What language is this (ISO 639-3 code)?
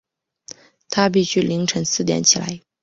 zho